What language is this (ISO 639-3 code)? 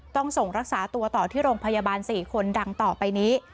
tha